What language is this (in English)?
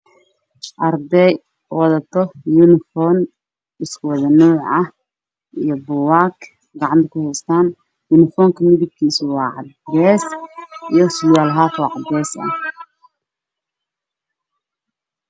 Somali